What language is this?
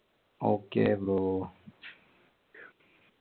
Malayalam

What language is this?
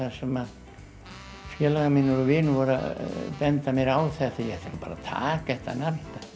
Icelandic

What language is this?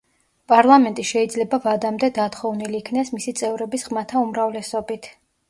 Georgian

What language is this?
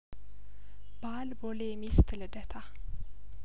Amharic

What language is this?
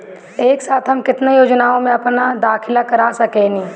Bhojpuri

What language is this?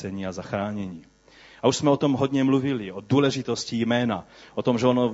Czech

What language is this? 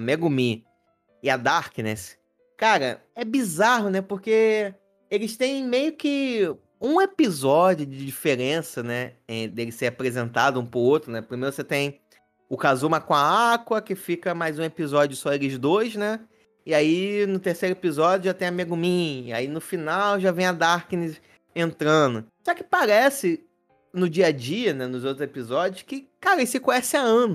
Portuguese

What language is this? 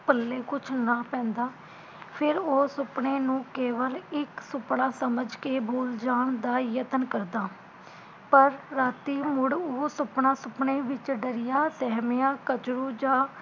Punjabi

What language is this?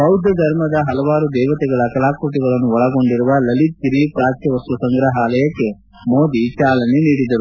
Kannada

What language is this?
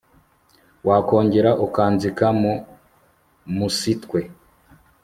Kinyarwanda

